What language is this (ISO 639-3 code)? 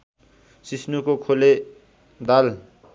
nep